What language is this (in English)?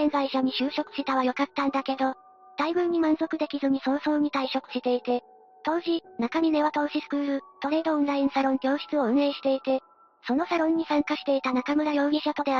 Japanese